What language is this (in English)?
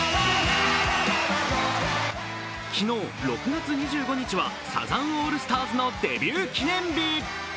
Japanese